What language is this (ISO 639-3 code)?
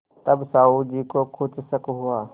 hin